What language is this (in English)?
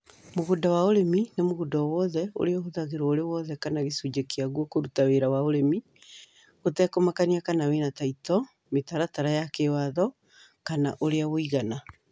Kikuyu